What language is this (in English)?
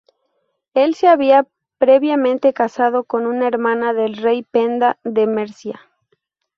Spanish